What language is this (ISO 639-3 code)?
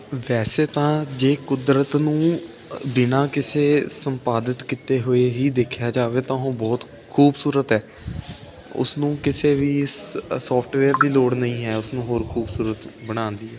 pan